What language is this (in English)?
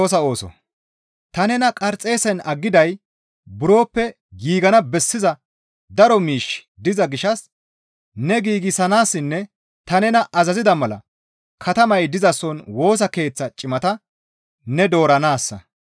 Gamo